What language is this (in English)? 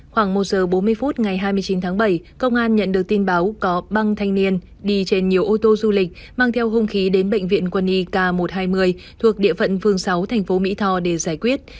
Vietnamese